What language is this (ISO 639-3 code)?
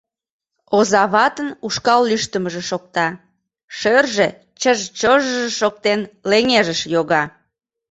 chm